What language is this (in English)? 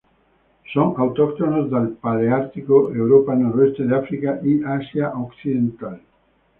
Spanish